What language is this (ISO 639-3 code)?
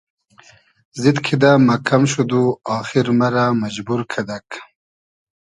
haz